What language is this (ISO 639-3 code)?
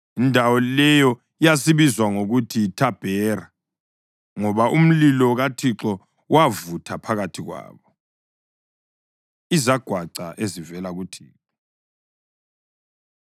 nde